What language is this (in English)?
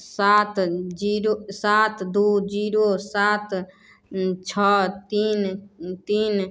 Maithili